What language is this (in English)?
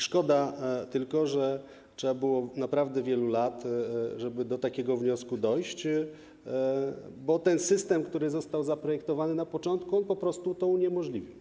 Polish